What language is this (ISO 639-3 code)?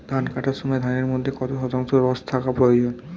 ben